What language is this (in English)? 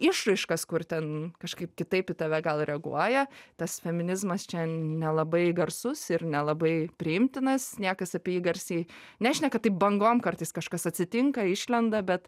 Lithuanian